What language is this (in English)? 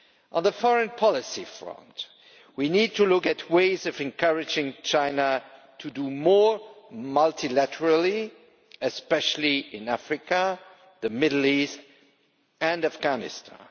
English